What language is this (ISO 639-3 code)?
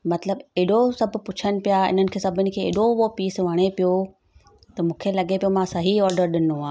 snd